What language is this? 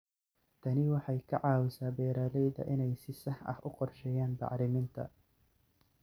Somali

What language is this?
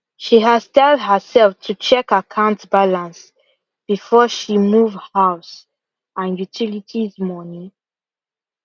Nigerian Pidgin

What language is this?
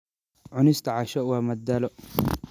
Somali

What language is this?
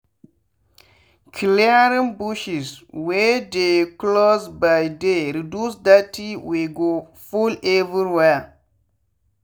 Nigerian Pidgin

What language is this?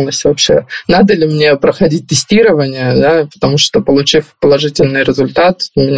Russian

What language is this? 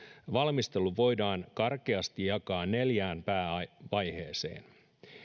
Finnish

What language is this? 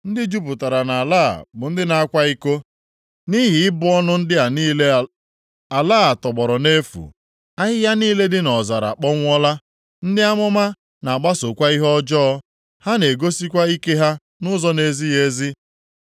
Igbo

